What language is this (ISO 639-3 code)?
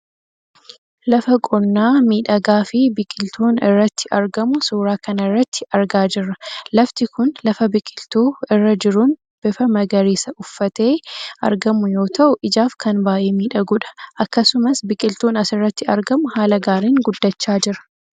orm